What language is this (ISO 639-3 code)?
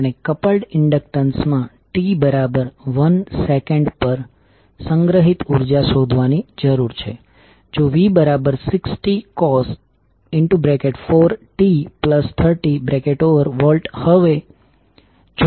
guj